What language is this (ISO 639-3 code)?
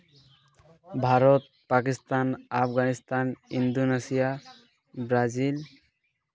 sat